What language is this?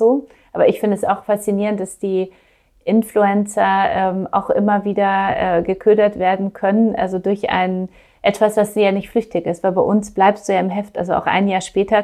German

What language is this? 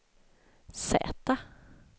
Swedish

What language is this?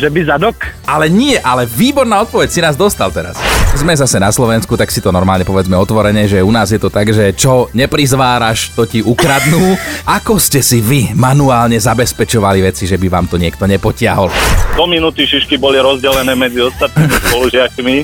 Slovak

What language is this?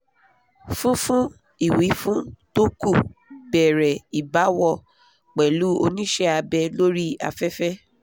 Yoruba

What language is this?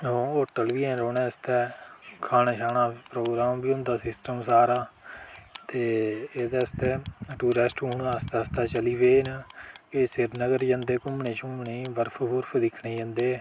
Dogri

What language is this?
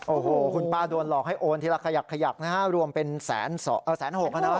Thai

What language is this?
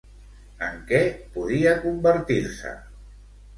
Catalan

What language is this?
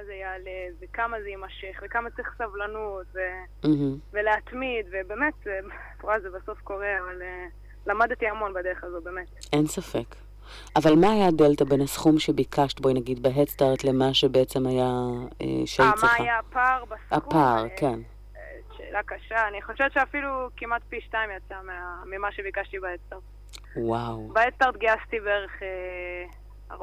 Hebrew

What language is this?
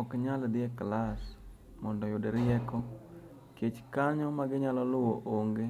Luo (Kenya and Tanzania)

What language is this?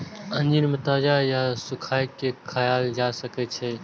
Maithili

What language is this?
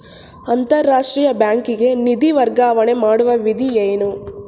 Kannada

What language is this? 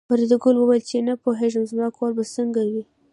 Pashto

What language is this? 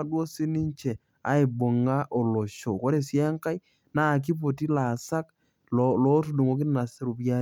Masai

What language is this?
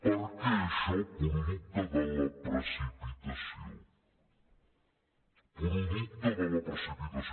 Catalan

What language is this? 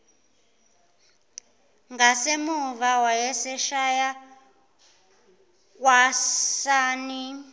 Zulu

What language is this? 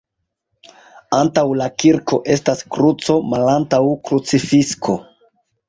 Esperanto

